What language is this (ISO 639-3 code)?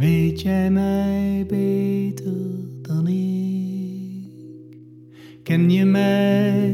nld